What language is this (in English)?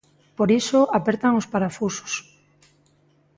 Galician